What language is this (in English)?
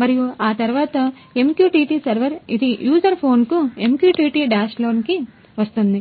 Telugu